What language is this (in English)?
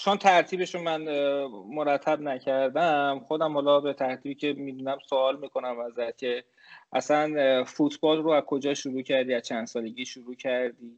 Persian